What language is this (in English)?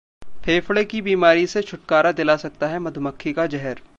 Hindi